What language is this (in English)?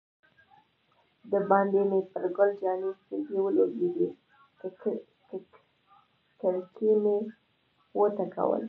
Pashto